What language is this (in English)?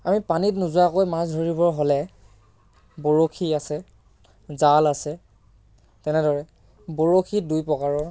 Assamese